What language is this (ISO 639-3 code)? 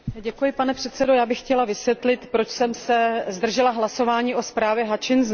ces